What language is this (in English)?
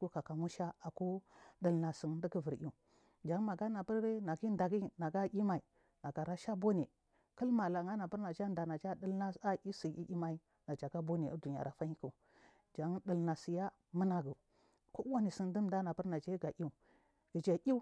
Marghi South